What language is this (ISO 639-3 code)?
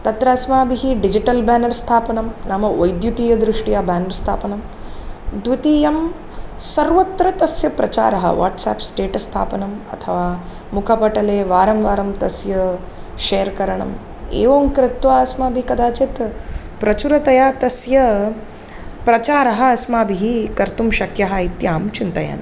san